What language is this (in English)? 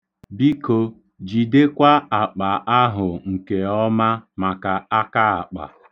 Igbo